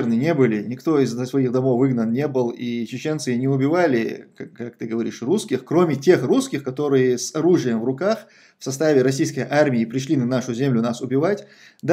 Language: Russian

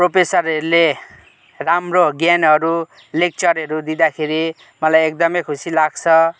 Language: Nepali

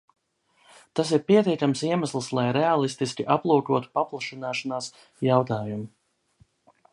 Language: Latvian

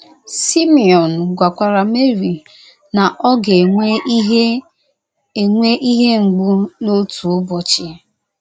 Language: Igbo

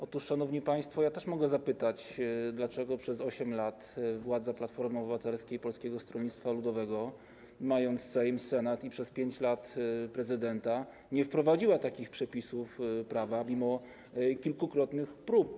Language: Polish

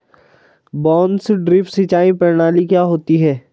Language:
Hindi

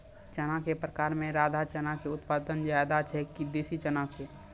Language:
Maithili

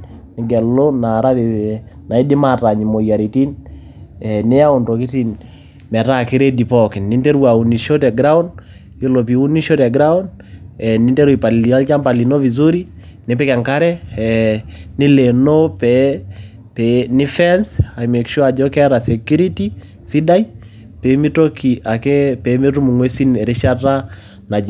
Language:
Masai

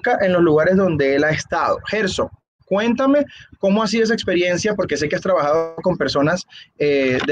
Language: Spanish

